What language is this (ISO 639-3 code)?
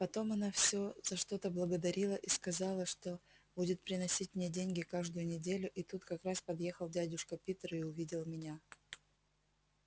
rus